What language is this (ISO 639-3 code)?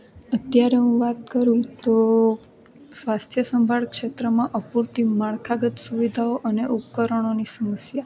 guj